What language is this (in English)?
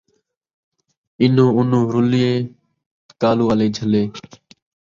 Saraiki